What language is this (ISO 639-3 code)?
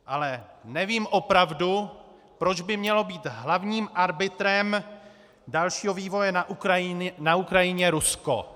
ces